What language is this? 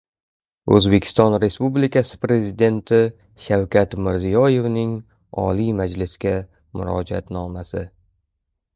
Uzbek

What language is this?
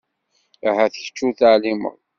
Kabyle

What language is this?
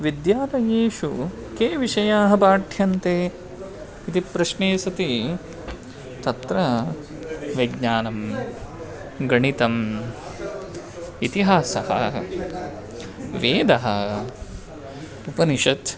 Sanskrit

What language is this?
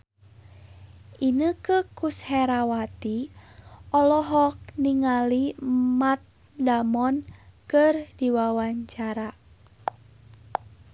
Sundanese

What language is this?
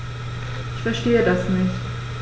German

